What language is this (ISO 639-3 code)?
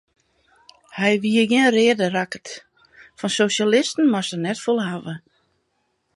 fry